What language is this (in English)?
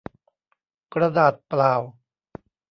Thai